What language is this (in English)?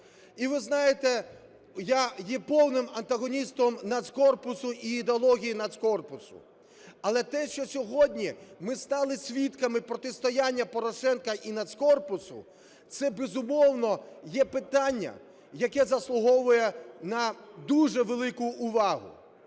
Ukrainian